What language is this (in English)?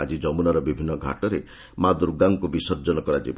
Odia